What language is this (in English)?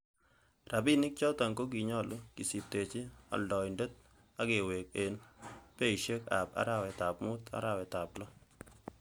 Kalenjin